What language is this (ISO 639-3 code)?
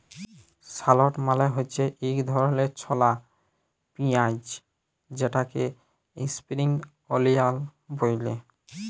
ben